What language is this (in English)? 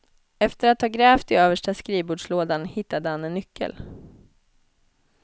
Swedish